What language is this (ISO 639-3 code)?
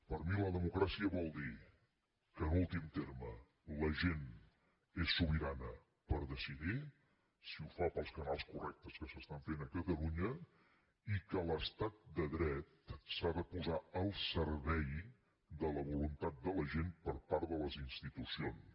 cat